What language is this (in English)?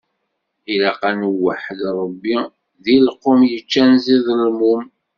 Kabyle